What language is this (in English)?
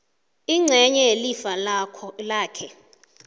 South Ndebele